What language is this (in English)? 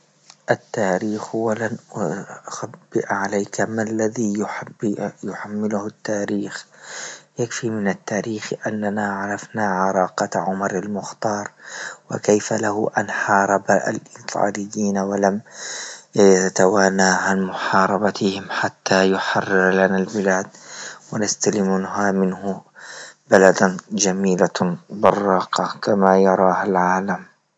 Libyan Arabic